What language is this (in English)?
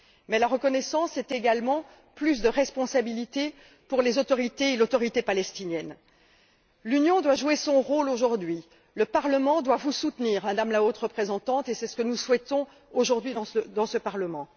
French